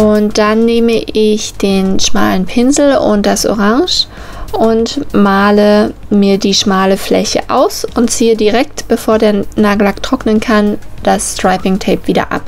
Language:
German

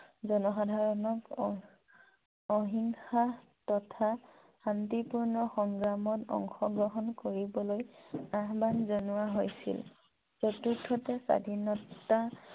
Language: Assamese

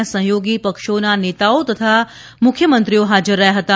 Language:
Gujarati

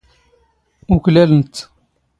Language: Standard Moroccan Tamazight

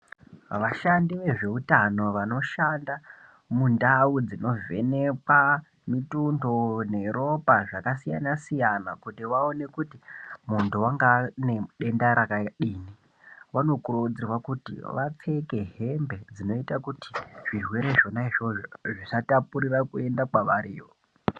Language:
Ndau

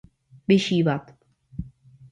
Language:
Czech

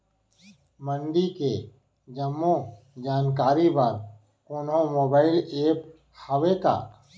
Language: Chhattisgarhi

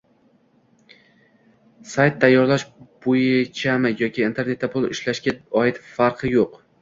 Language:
Uzbek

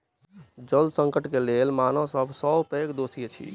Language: Maithili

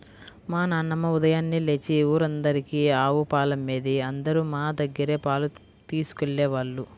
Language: Telugu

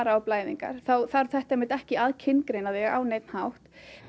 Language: Icelandic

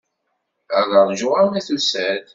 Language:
Kabyle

